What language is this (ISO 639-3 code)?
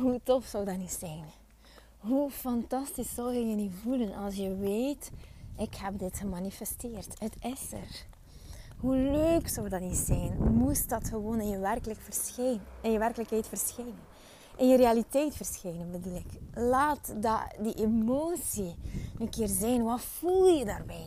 nld